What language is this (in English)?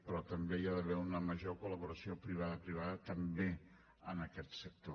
Catalan